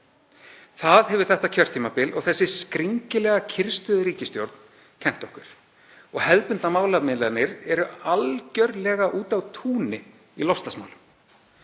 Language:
Icelandic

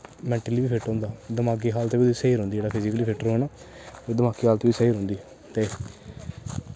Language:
Dogri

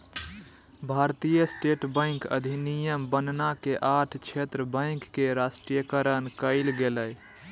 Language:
Magahi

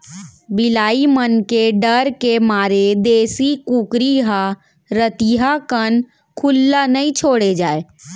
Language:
Chhattisgarhi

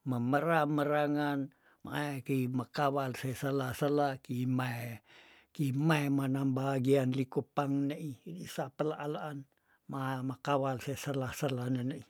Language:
Tondano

